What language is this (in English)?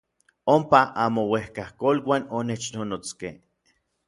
Orizaba Nahuatl